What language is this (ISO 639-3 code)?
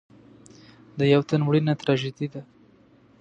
pus